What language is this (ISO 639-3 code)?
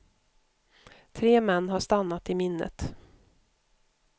swe